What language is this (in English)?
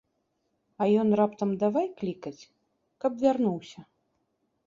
Belarusian